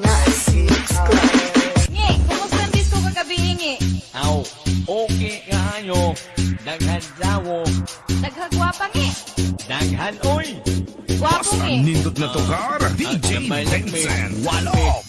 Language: Abkhazian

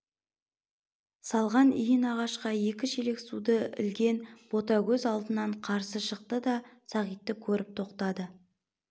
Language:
Kazakh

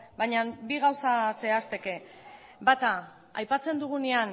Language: Basque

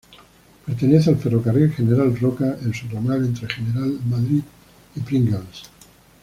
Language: Spanish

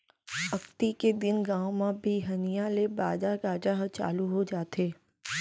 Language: Chhattisgarhi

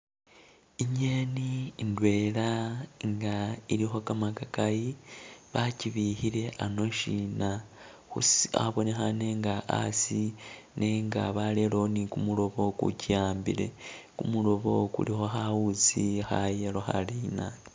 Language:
Masaaba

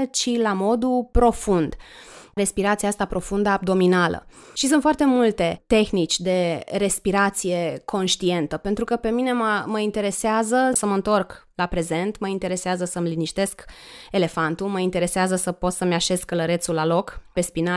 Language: Romanian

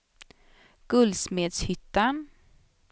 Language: Swedish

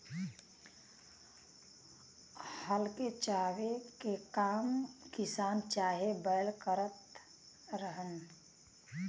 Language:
Bhojpuri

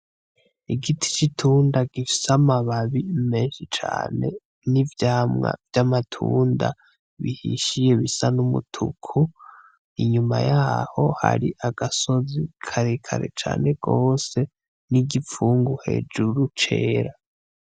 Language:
Rundi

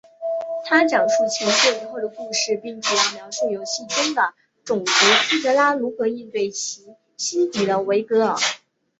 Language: Chinese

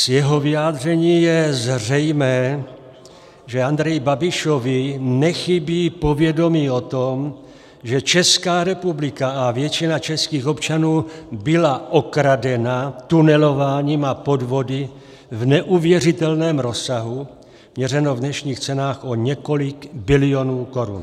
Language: Czech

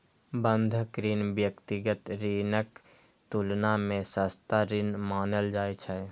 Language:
Maithili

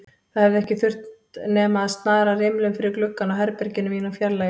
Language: Icelandic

